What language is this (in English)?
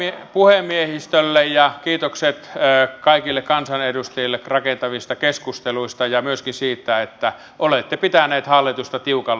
Finnish